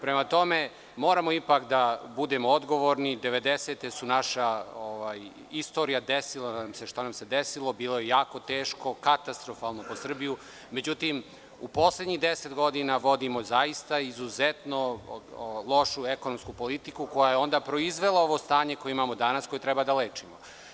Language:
Serbian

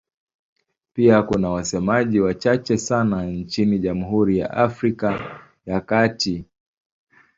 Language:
Swahili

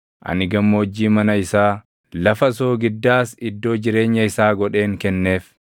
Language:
Oromo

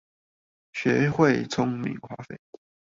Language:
Chinese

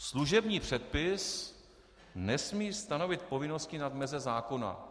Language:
Czech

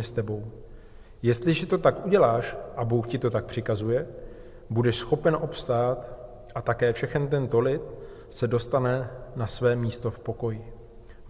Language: Czech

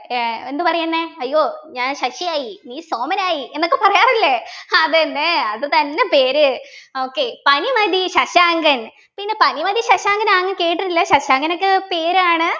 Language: Malayalam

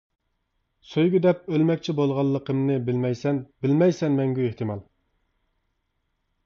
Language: Uyghur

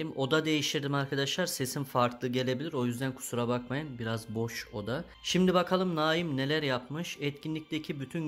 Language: Turkish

